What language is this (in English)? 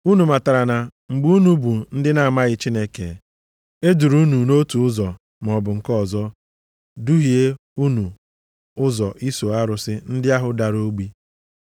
Igbo